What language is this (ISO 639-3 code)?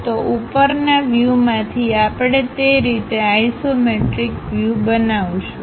guj